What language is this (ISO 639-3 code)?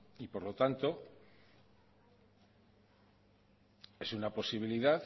spa